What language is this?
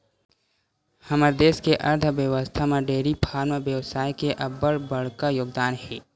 Chhattisgarhi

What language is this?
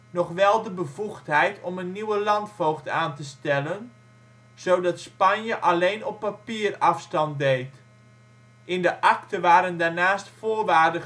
Dutch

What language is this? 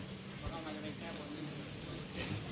Thai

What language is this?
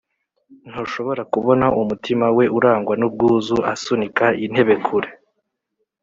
Kinyarwanda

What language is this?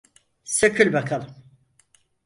Turkish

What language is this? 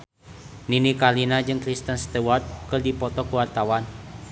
Sundanese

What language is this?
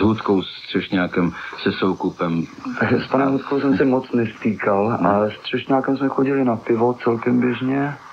Czech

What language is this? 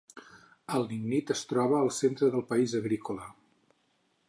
Catalan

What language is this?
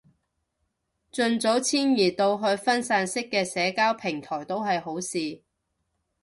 Cantonese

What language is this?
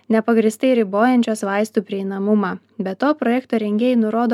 Lithuanian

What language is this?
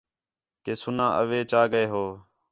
Khetrani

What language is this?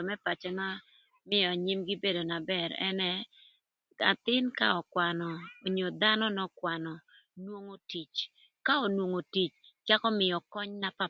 Thur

